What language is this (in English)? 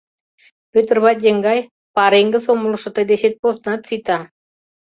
Mari